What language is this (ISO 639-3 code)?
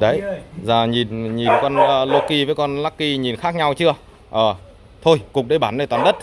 vie